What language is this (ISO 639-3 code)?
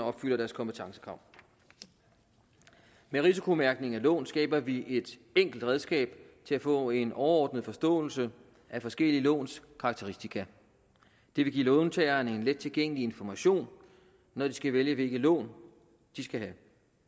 dan